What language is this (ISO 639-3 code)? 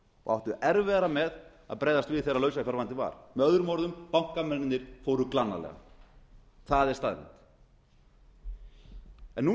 isl